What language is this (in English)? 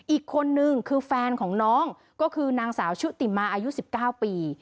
Thai